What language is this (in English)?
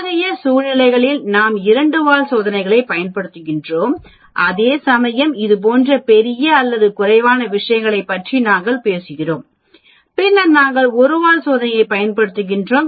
Tamil